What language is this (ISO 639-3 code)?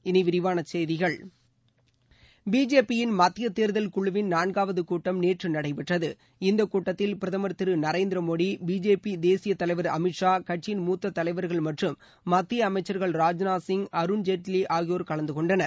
tam